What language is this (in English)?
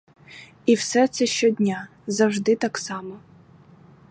Ukrainian